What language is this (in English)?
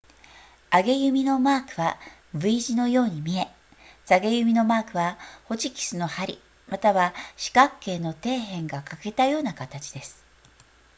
Japanese